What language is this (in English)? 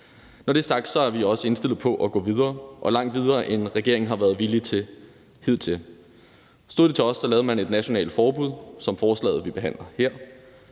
Danish